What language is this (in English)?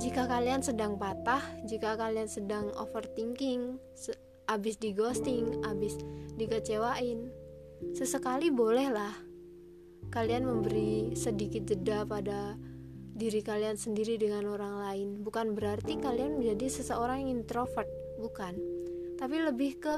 Indonesian